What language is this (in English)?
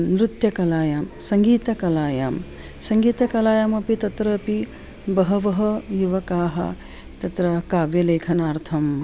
Sanskrit